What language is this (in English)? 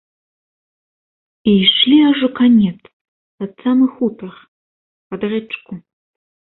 Belarusian